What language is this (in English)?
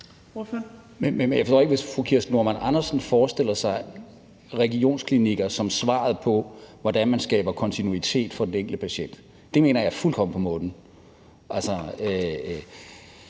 Danish